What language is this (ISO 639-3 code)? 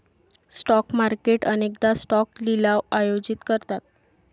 mar